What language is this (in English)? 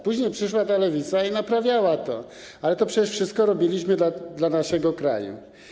Polish